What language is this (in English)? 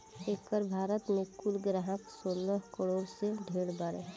Bhojpuri